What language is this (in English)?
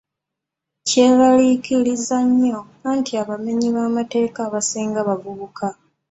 Ganda